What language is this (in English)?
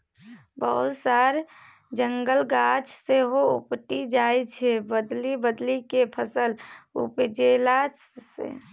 Maithili